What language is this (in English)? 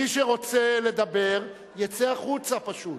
Hebrew